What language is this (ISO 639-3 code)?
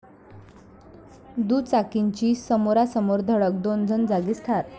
mar